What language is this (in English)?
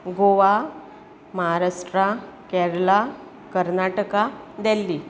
Konkani